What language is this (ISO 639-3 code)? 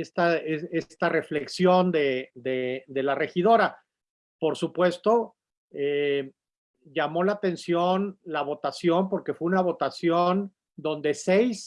spa